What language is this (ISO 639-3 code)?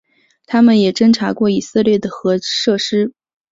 zho